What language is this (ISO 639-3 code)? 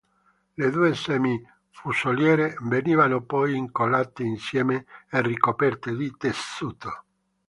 ita